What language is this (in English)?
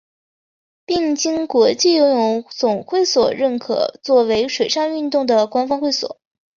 Chinese